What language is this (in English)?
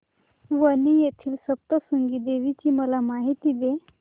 Marathi